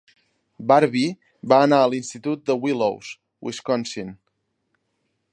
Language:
Catalan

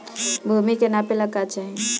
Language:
Bhojpuri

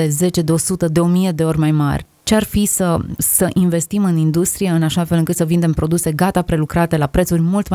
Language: Romanian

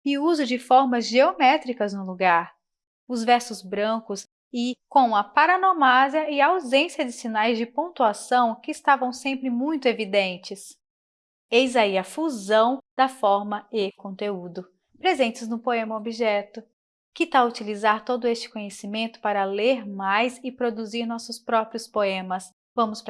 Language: Portuguese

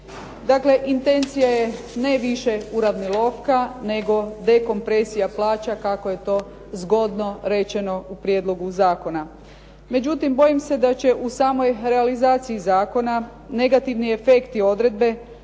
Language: Croatian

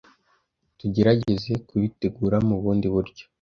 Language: Kinyarwanda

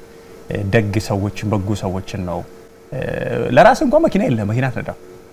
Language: Arabic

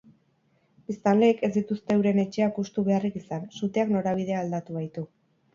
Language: Basque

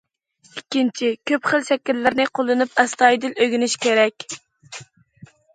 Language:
Uyghur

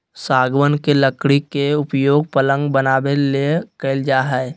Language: Magahi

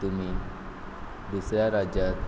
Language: Konkani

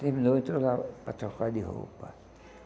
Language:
Portuguese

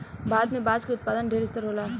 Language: Bhojpuri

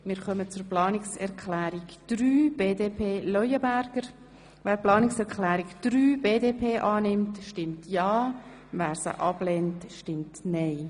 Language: Swiss German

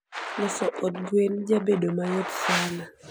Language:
Luo (Kenya and Tanzania)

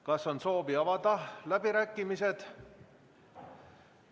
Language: Estonian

